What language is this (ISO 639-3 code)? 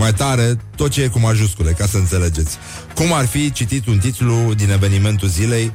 ron